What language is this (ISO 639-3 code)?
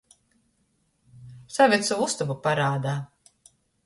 ltg